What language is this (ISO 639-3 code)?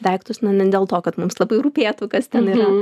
lit